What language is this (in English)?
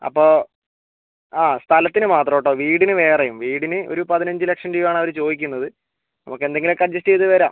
Malayalam